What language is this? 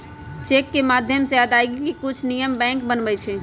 Magahi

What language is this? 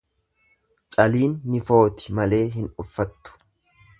Oromo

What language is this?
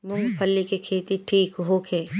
Bhojpuri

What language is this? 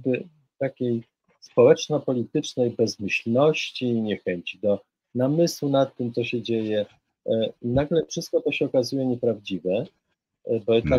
Polish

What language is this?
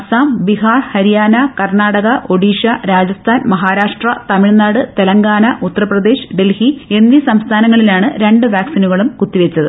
Malayalam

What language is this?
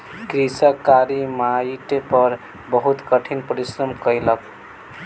Maithili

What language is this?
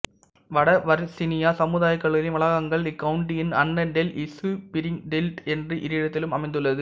Tamil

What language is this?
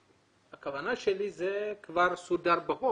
Hebrew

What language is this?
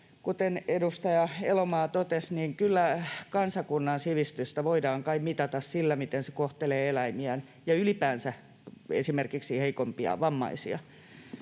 Finnish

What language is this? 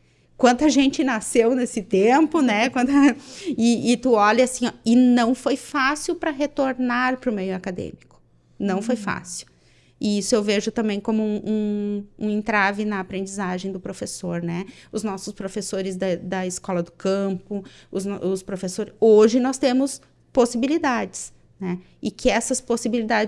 Portuguese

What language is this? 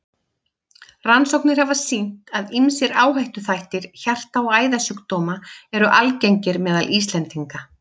Icelandic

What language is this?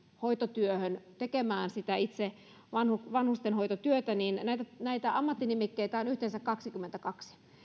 Finnish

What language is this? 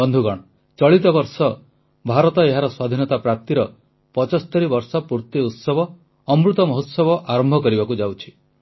Odia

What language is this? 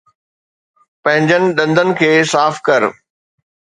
Sindhi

